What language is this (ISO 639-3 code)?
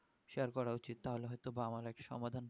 ben